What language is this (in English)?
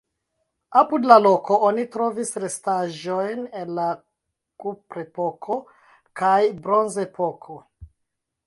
Esperanto